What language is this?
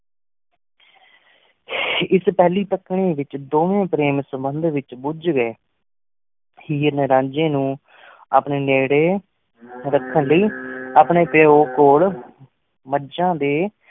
Punjabi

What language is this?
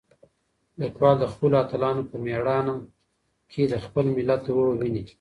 Pashto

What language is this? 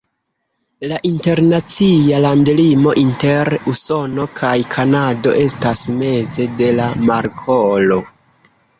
Esperanto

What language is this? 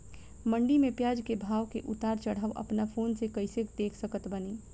Bhojpuri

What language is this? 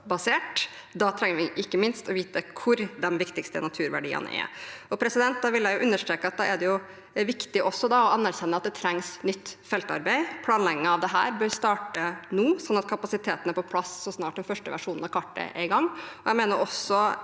Norwegian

